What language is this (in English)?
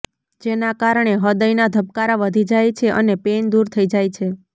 Gujarati